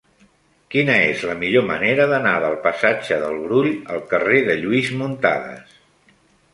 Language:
Catalan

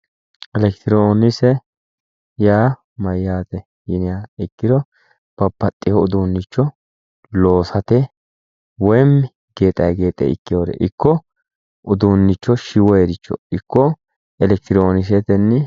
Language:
Sidamo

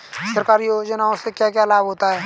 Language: Hindi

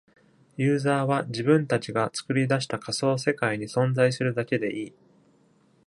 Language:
Japanese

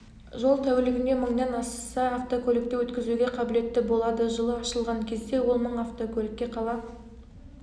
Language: Kazakh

